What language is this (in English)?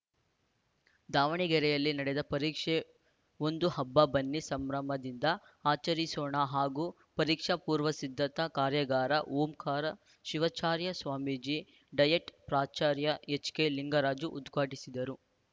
Kannada